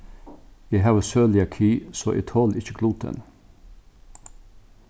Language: Faroese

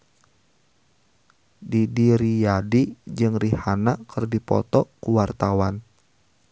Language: Sundanese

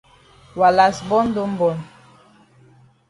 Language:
Cameroon Pidgin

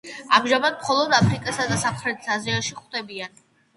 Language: Georgian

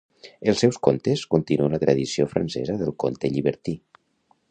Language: Catalan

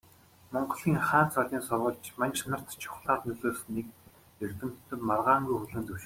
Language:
Mongolian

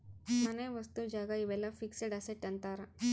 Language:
Kannada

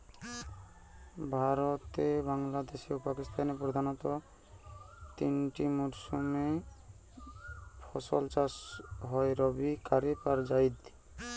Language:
Bangla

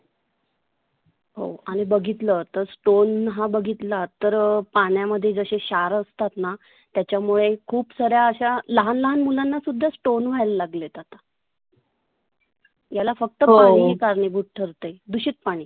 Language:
Marathi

